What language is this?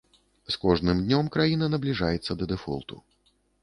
Belarusian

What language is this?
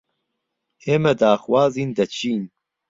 Central Kurdish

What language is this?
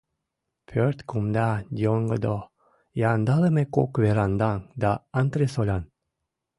Mari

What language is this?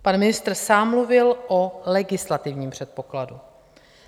Czech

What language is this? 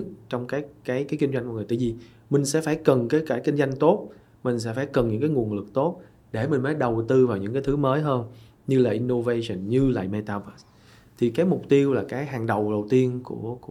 Vietnamese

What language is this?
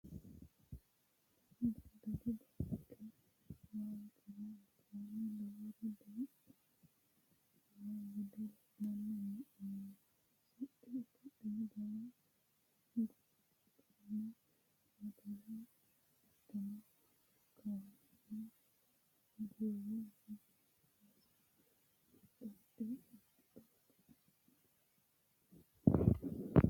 Sidamo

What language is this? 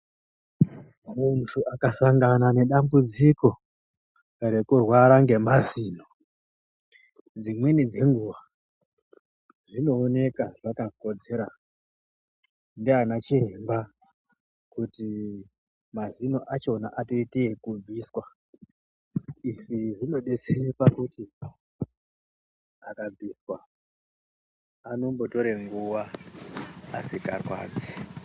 Ndau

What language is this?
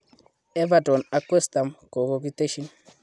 Kalenjin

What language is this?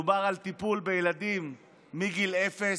Hebrew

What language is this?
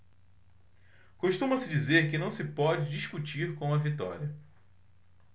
Portuguese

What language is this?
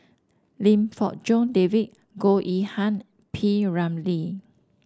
English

